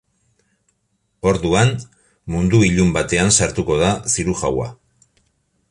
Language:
Basque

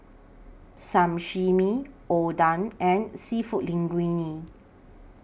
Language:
English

